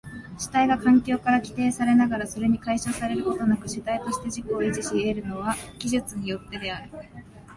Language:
Japanese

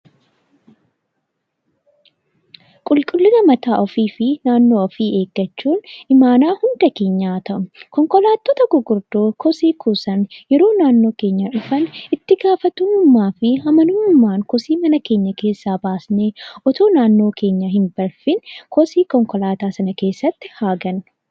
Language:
Oromo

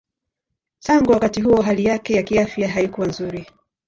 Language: Swahili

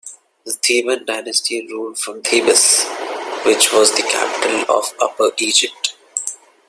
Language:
English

